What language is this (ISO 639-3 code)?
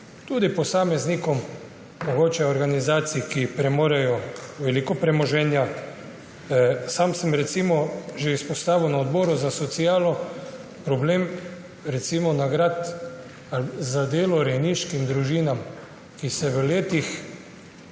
slv